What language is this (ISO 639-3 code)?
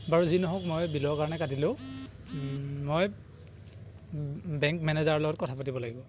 asm